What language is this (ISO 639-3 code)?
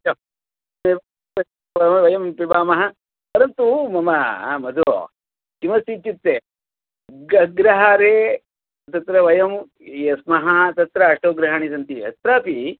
san